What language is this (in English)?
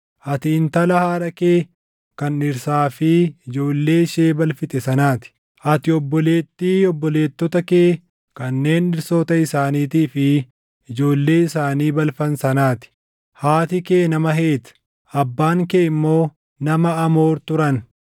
Oromo